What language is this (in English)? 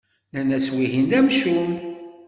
Kabyle